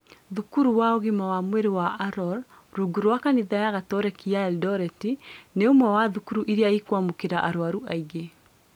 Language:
Kikuyu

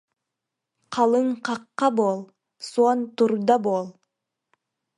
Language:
Yakut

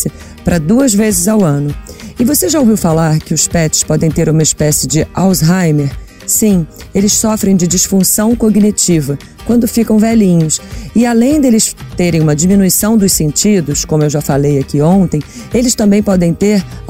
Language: Portuguese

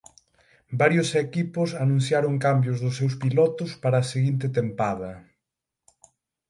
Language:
Galician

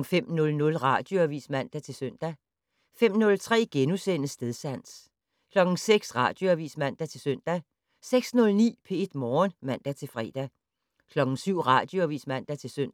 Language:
Danish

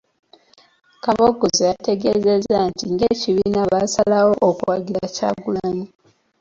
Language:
Ganda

